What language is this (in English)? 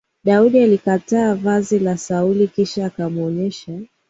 Swahili